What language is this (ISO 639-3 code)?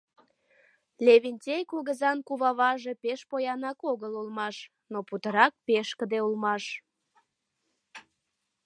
chm